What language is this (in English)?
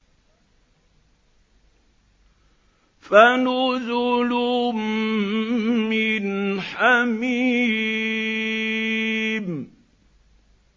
Arabic